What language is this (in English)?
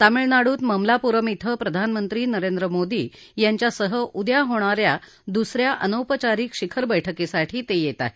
Marathi